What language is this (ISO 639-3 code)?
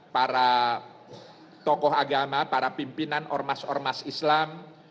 ind